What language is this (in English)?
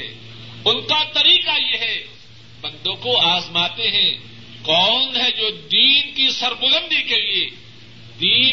Urdu